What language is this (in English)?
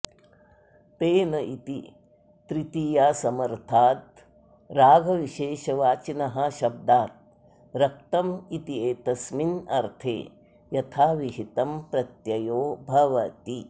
Sanskrit